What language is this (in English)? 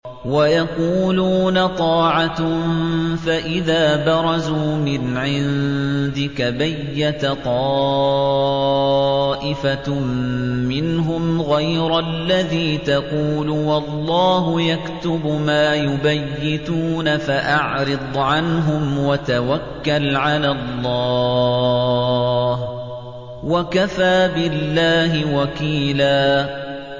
Arabic